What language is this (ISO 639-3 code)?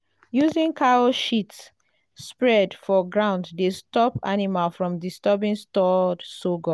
pcm